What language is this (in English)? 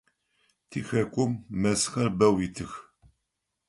Adyghe